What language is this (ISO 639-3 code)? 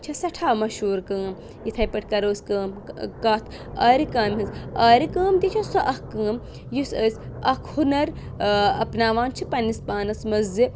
kas